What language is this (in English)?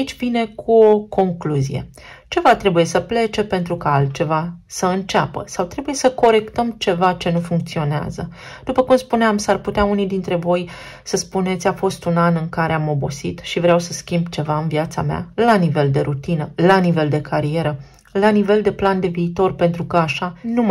Romanian